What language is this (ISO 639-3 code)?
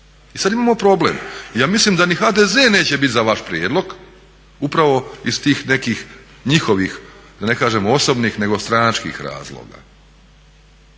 hrv